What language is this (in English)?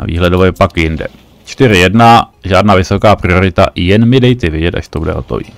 Czech